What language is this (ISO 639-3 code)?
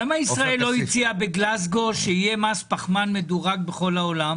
heb